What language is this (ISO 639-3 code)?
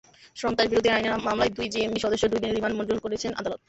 ben